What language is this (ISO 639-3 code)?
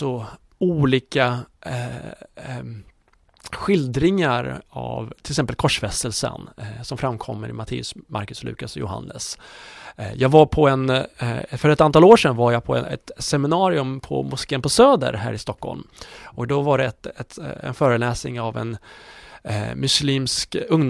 swe